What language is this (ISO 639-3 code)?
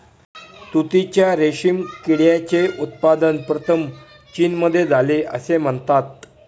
mar